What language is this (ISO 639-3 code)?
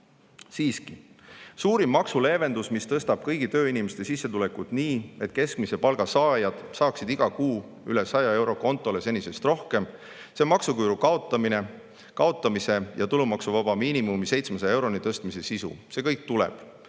est